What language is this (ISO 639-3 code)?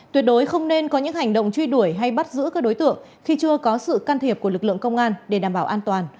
vie